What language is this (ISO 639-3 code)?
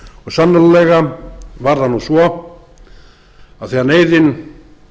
isl